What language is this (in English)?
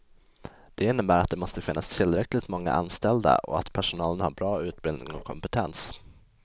Swedish